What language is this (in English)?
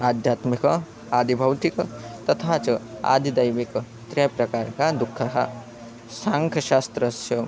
Sanskrit